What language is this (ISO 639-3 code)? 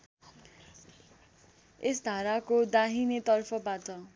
nep